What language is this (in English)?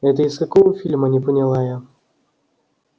Russian